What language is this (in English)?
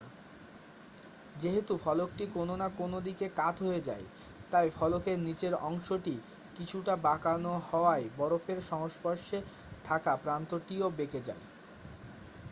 Bangla